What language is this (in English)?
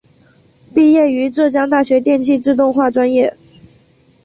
Chinese